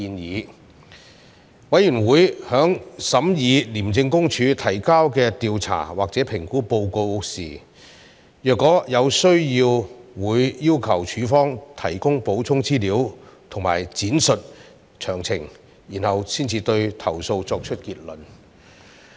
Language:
Cantonese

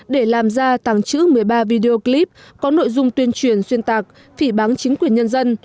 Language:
Vietnamese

